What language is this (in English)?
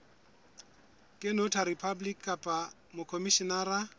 Southern Sotho